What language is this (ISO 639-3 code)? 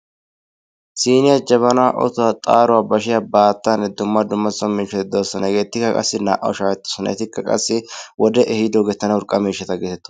wal